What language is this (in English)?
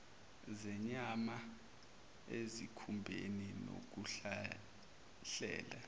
Zulu